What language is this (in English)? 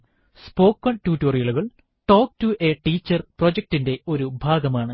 Malayalam